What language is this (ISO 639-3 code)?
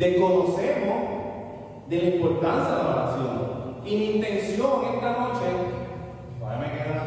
spa